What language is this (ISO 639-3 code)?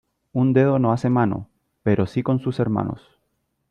spa